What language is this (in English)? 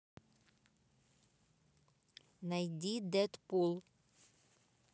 Russian